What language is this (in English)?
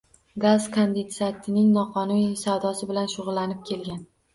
Uzbek